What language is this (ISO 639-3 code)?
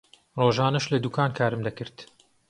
ckb